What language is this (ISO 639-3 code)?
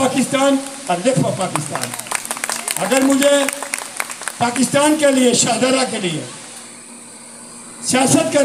tur